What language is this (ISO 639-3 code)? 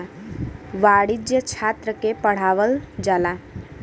bho